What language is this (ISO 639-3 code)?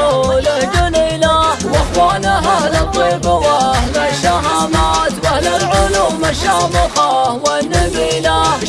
ara